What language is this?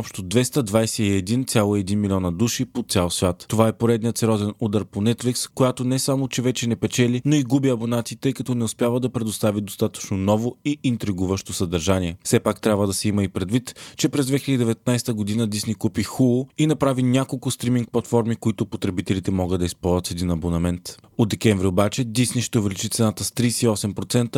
Bulgarian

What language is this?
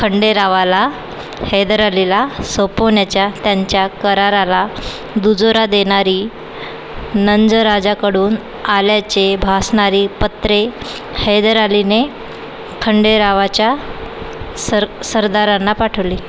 Marathi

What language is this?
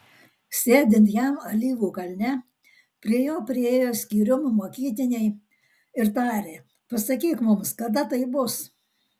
Lithuanian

